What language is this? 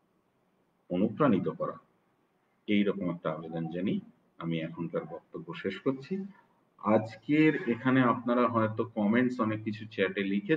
Romanian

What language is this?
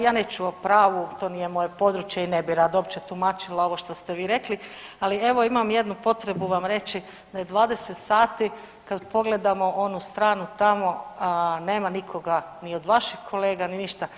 Croatian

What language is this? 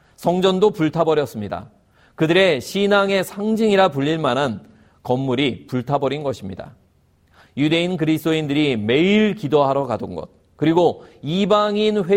Korean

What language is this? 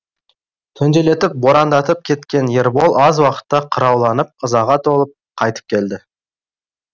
Kazakh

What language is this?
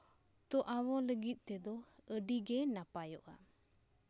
Santali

